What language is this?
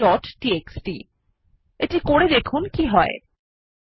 Bangla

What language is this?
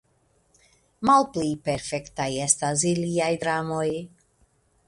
Esperanto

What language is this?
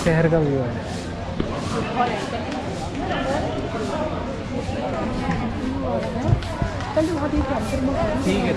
Hindi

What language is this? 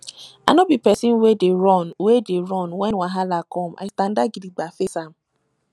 Nigerian Pidgin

